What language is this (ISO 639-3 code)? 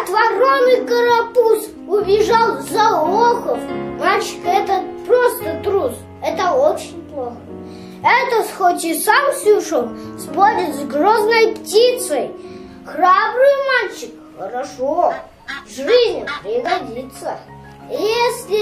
rus